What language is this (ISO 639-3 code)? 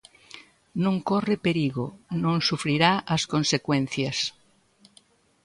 glg